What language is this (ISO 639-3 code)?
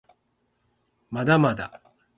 jpn